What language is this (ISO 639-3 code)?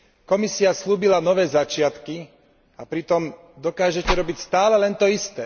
slk